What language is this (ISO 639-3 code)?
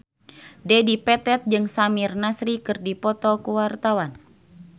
sun